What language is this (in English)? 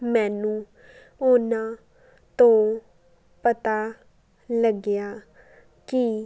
Punjabi